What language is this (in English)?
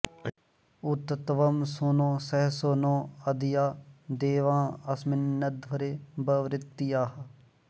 Sanskrit